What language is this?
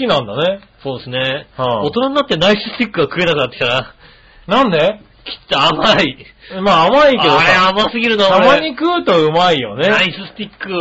Japanese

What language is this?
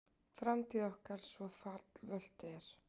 Icelandic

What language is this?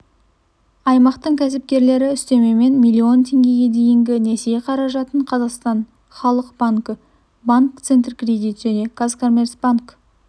Kazakh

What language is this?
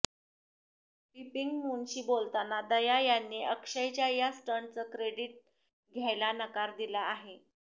Marathi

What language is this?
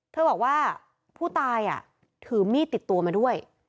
Thai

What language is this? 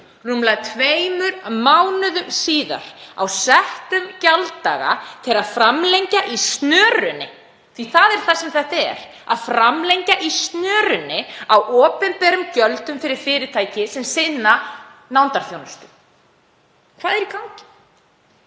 Icelandic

